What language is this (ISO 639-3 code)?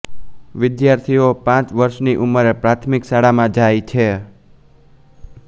guj